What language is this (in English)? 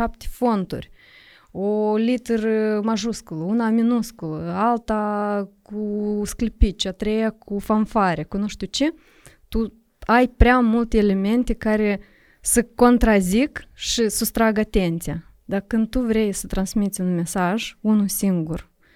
Romanian